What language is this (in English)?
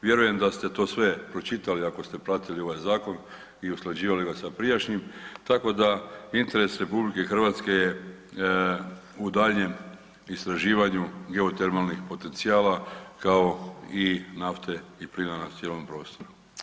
Croatian